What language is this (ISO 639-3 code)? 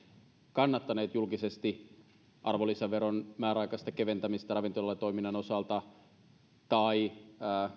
fin